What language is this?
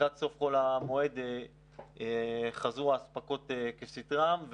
Hebrew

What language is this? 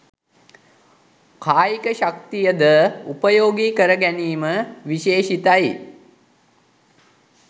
Sinhala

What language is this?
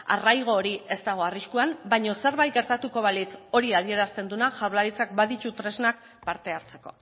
Basque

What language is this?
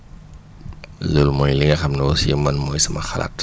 Wolof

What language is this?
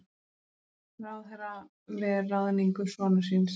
Icelandic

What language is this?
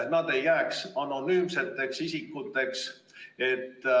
Estonian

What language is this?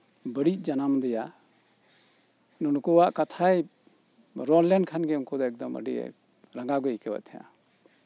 Santali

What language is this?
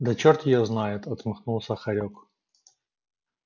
Russian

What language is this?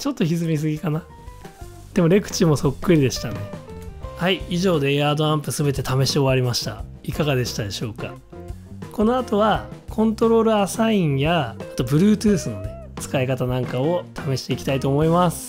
Japanese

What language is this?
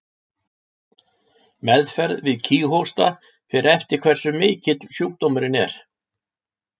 Icelandic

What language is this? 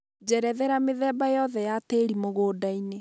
Kikuyu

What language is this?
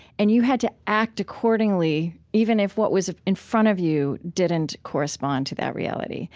English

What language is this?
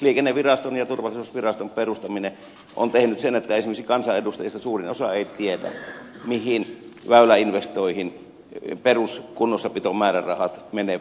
Finnish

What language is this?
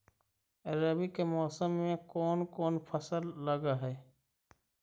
Magahi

